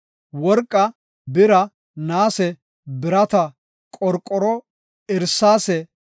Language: Gofa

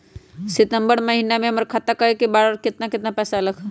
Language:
Magahi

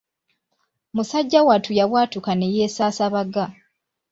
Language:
Ganda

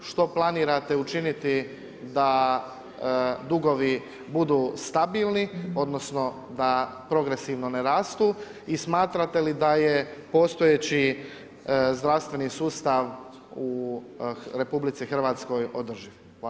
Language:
Croatian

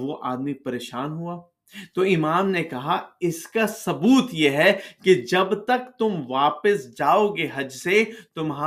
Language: Urdu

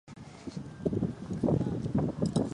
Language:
Japanese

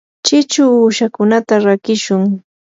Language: Yanahuanca Pasco Quechua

